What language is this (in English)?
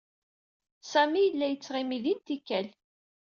Kabyle